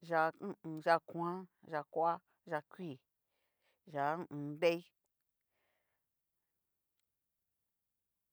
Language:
Cacaloxtepec Mixtec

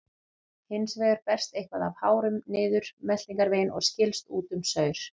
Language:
Icelandic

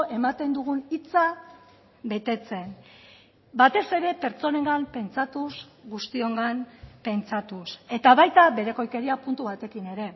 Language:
Basque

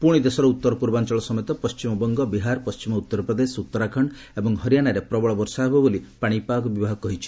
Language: Odia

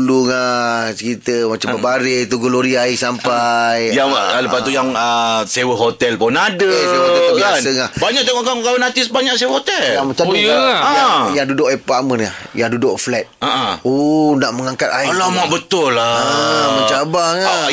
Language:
Malay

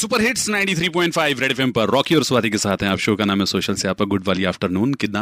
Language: Hindi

